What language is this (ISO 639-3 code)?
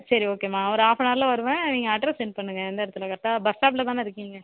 tam